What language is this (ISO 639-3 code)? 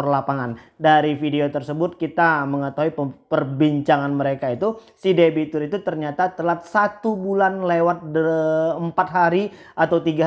ind